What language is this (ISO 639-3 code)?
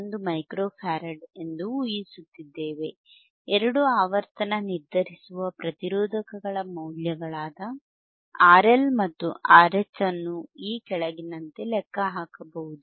kan